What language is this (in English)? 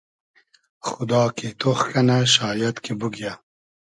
Hazaragi